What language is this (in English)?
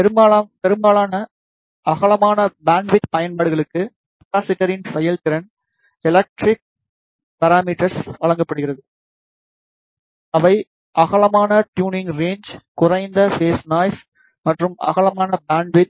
Tamil